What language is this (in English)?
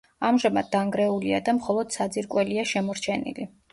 Georgian